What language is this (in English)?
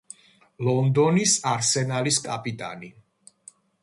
Georgian